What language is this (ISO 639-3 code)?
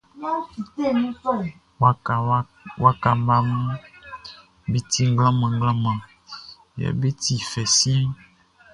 bci